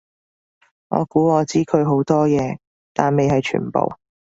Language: Cantonese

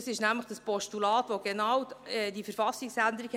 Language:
Swiss German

